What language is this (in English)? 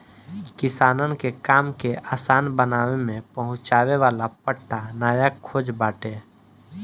Bhojpuri